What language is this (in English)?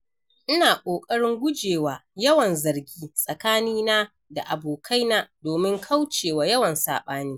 Hausa